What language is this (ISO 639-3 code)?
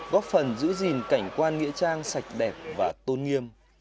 vie